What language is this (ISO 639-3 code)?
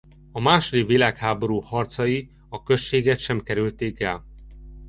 hun